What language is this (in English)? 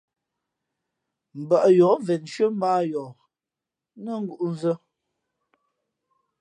Fe'fe'